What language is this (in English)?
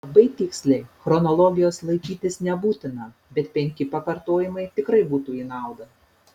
Lithuanian